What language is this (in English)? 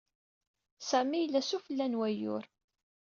Kabyle